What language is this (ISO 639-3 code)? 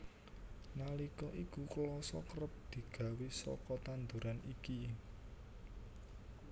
jav